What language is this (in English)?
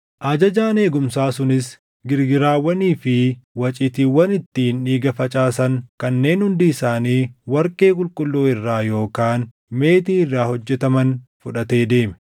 Oromo